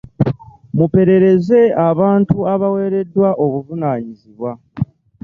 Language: Ganda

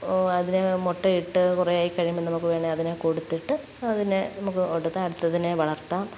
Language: Malayalam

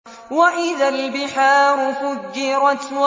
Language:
Arabic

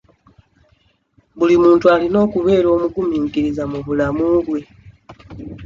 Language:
Ganda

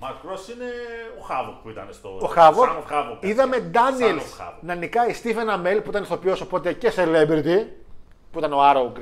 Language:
Greek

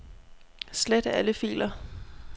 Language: Danish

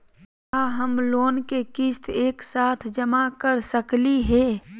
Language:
Magahi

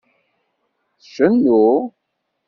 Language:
Kabyle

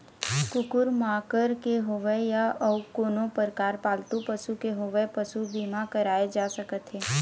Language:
Chhattisgarhi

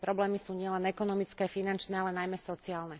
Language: Slovak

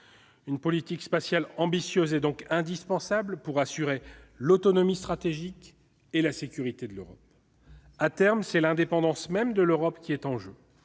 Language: French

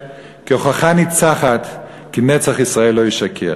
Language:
Hebrew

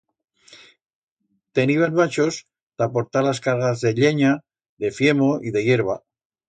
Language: Aragonese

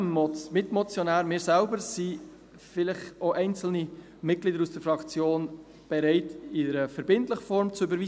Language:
Swiss German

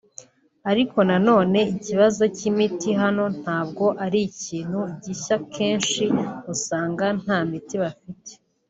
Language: Kinyarwanda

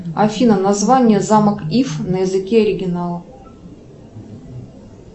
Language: Russian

